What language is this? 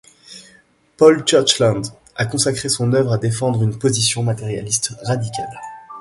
French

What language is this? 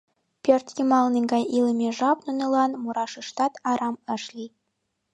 Mari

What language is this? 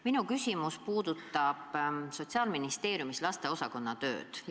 Estonian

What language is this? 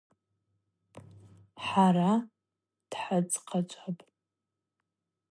Abaza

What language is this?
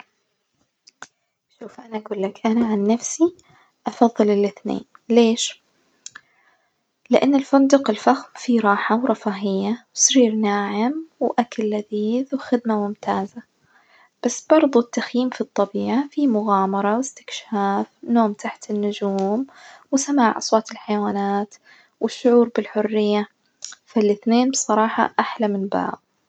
Najdi Arabic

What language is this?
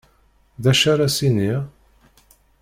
Kabyle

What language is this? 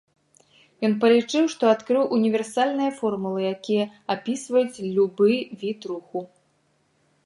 Belarusian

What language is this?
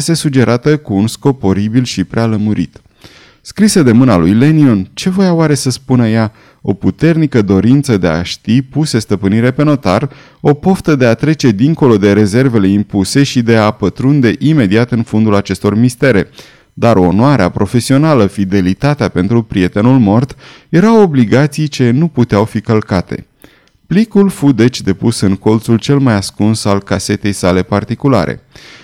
Romanian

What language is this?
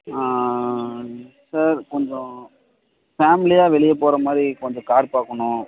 Tamil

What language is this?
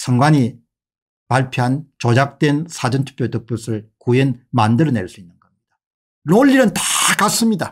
Korean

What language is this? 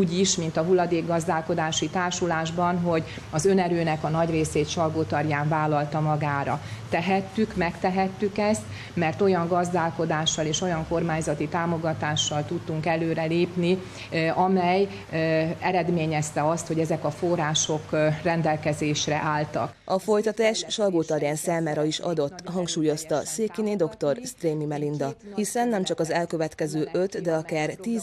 Hungarian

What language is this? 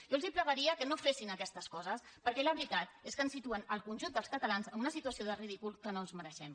Catalan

